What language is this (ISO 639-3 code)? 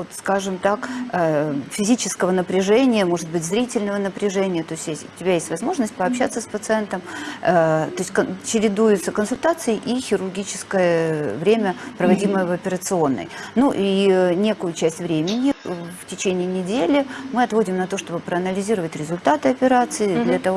rus